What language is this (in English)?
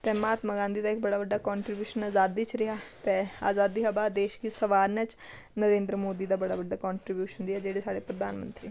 Dogri